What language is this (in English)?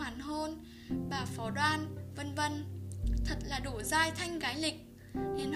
Vietnamese